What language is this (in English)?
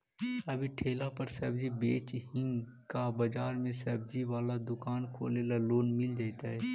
Magahi